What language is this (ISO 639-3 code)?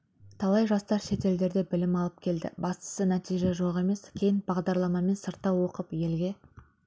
kaz